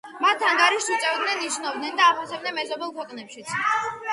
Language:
Georgian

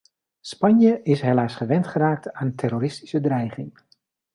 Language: Dutch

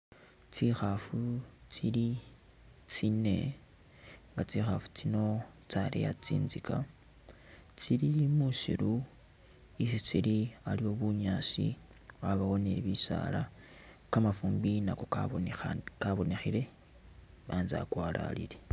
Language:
Masaaba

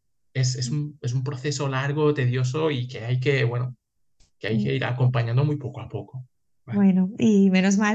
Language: Spanish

